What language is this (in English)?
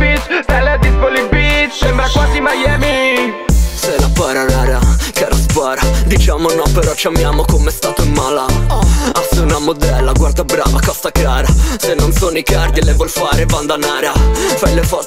Swedish